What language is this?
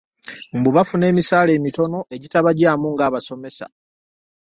Ganda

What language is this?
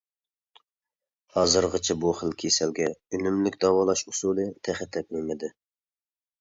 Uyghur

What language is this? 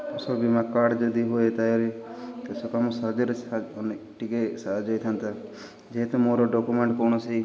Odia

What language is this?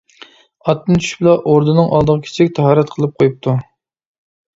Uyghur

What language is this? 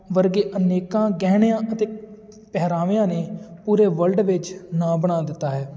Punjabi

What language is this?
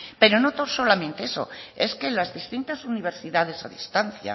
Spanish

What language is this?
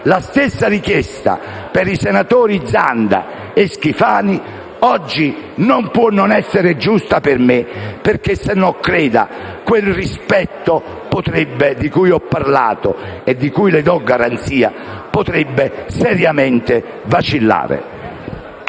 Italian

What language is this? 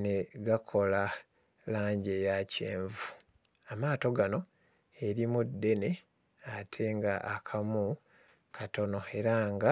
Ganda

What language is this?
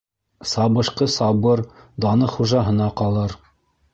Bashkir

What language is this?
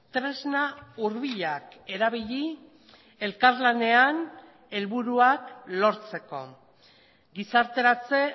Basque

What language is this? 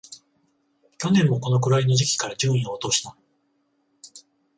Japanese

